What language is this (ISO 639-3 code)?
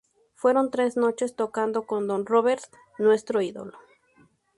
spa